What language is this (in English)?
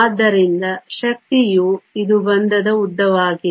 Kannada